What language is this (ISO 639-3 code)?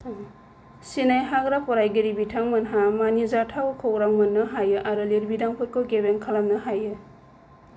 brx